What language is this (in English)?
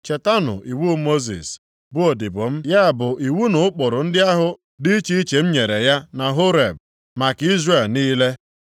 Igbo